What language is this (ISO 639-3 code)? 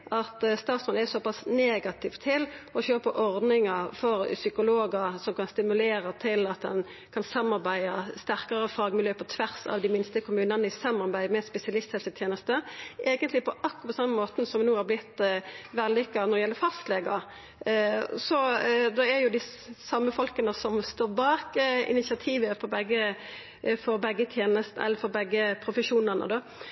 nno